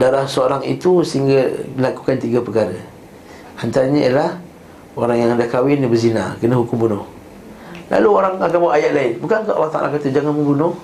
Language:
Malay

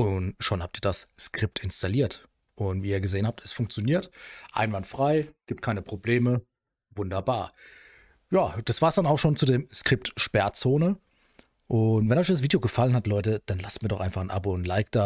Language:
German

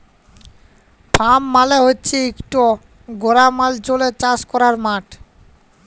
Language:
Bangla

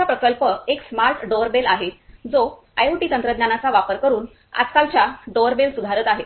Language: Marathi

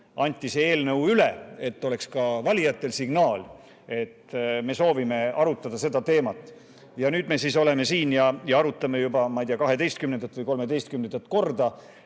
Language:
Estonian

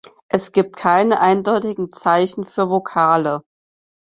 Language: German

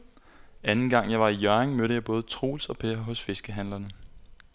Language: Danish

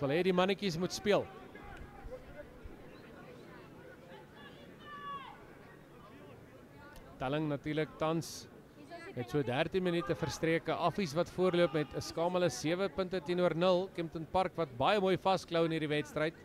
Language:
Dutch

